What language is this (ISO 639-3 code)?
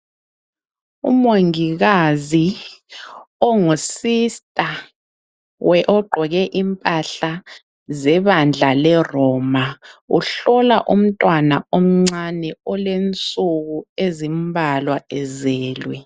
nde